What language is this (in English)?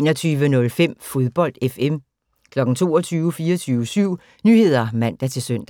Danish